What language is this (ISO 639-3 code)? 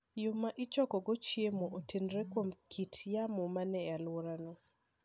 luo